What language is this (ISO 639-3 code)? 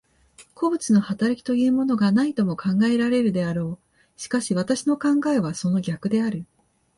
jpn